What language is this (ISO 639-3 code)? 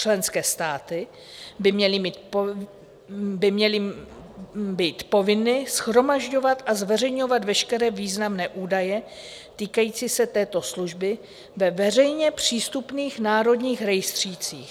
ces